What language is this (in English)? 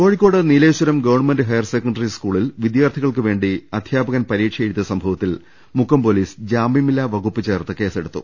Malayalam